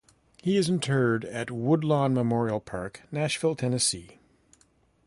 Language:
English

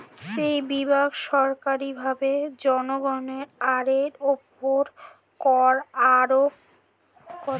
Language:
Bangla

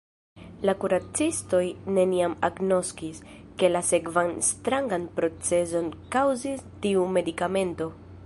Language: Esperanto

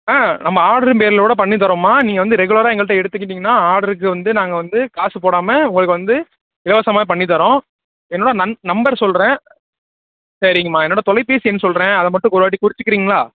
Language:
Tamil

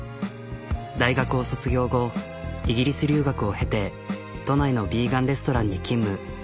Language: Japanese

